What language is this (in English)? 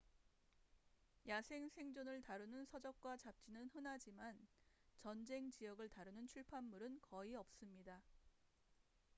Korean